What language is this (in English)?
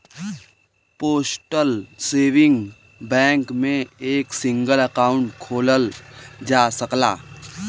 Bhojpuri